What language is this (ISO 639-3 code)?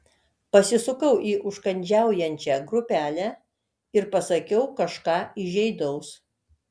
lit